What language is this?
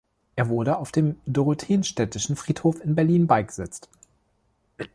German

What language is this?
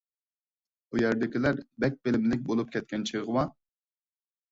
Uyghur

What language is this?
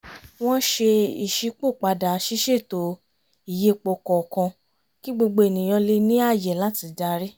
Yoruba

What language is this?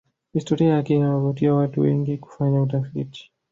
Swahili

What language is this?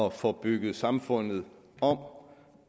Danish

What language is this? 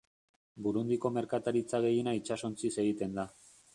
Basque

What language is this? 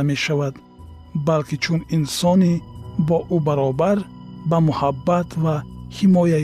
Persian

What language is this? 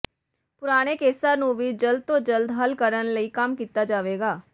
Punjabi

